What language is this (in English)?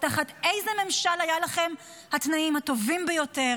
Hebrew